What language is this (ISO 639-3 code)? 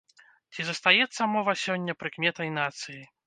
bel